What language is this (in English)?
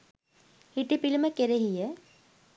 Sinhala